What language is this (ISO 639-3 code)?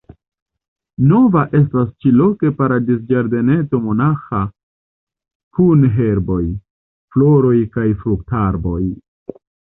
epo